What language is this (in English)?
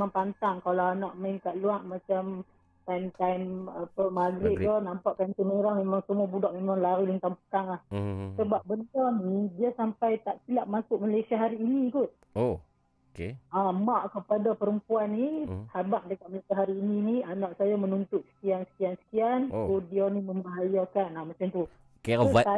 Malay